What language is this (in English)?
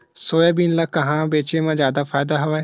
Chhattisgarhi